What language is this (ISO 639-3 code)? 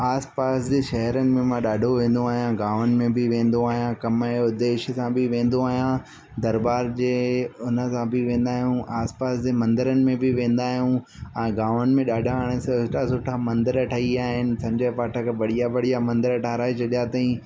snd